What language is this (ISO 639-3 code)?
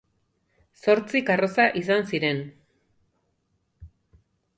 eus